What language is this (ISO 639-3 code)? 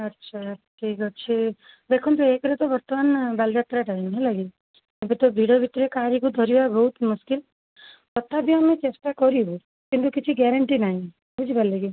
ori